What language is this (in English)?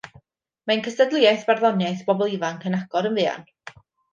Welsh